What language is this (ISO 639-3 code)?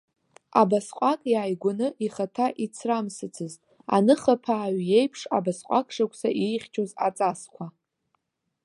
abk